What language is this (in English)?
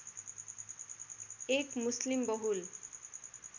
Nepali